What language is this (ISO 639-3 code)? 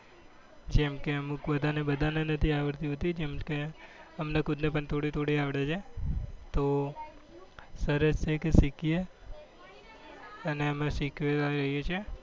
guj